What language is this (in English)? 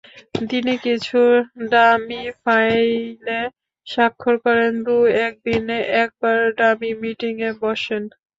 Bangla